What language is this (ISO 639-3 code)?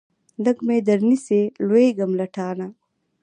pus